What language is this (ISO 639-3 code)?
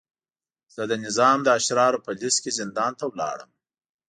pus